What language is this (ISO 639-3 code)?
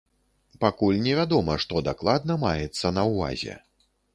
bel